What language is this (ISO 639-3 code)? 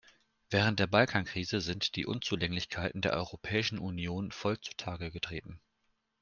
deu